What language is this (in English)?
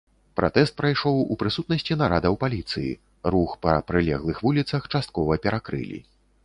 Belarusian